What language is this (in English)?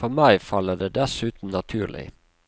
Norwegian